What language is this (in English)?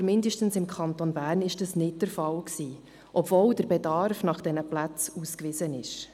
Swiss German